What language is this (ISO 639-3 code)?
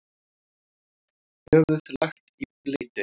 isl